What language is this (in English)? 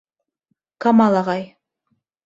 Bashkir